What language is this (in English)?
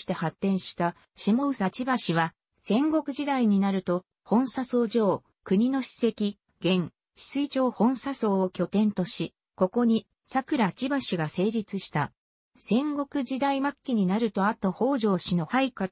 Japanese